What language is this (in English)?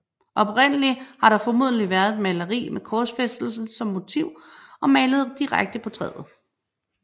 Danish